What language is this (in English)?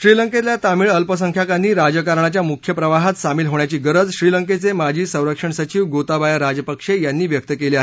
Marathi